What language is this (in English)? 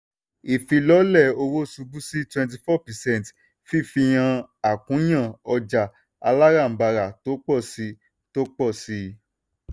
Yoruba